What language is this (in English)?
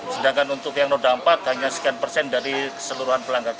Indonesian